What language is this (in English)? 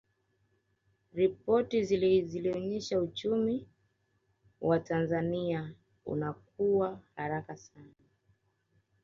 Swahili